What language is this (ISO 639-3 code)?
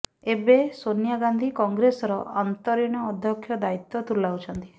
ori